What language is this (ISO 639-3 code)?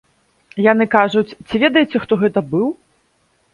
bel